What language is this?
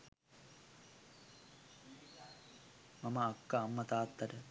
Sinhala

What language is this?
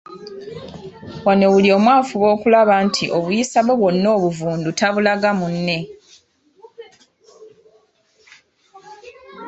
Ganda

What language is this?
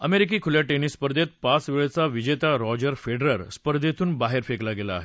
Marathi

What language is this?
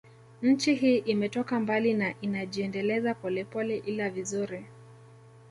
Swahili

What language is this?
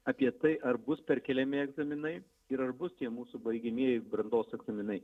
Lithuanian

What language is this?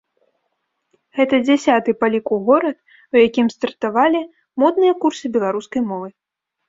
Belarusian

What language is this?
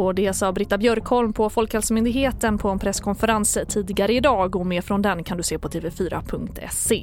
Swedish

